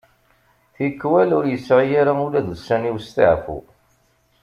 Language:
Kabyle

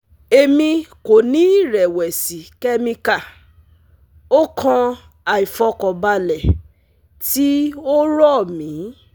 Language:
Yoruba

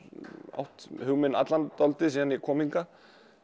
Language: Icelandic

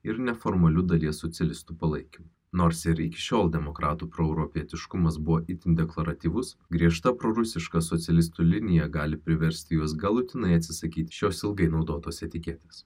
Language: Lithuanian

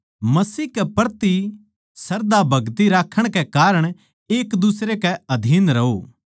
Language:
Haryanvi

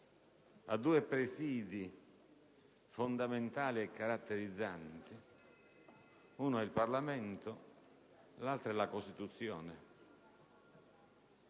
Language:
Italian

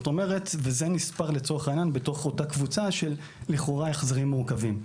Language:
Hebrew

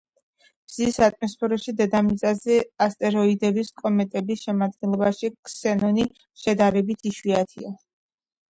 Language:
Georgian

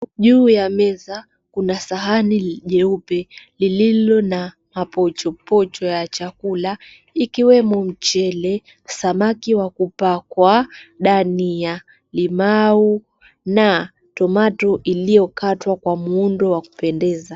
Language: Swahili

